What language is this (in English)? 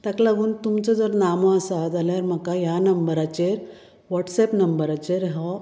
Konkani